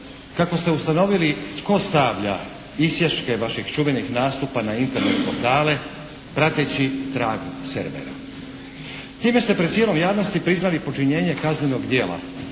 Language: Croatian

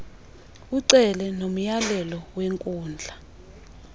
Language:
Xhosa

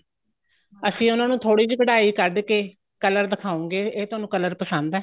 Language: Punjabi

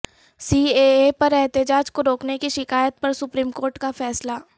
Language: Urdu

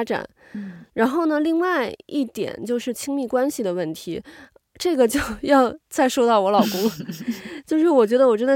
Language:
Chinese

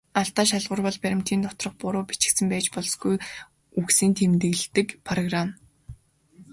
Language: Mongolian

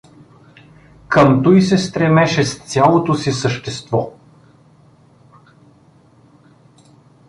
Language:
Bulgarian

